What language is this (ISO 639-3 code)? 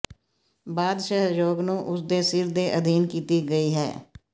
pan